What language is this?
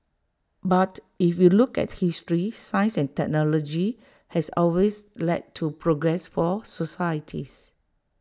English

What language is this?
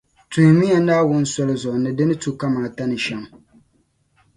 Dagbani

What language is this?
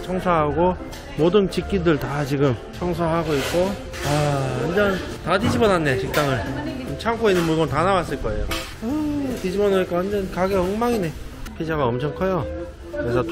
Korean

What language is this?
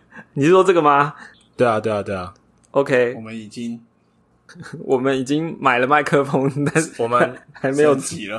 Chinese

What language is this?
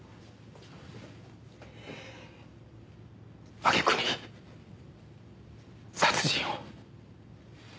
Japanese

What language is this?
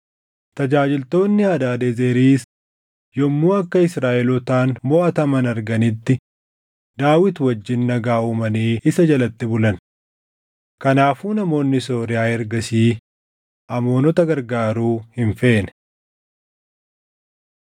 Oromo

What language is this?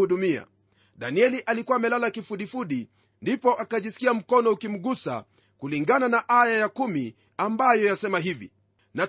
Swahili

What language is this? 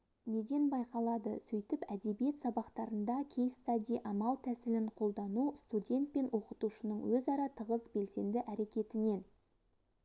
Kazakh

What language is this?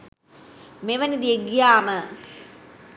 Sinhala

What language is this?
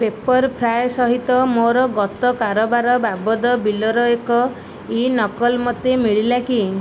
Odia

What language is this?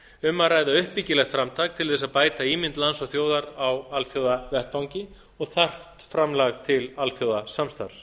Icelandic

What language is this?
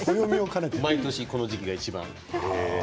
Japanese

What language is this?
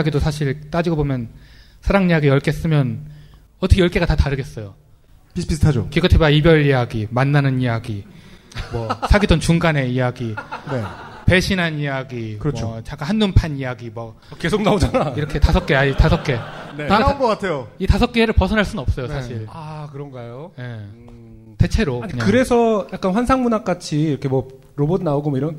Korean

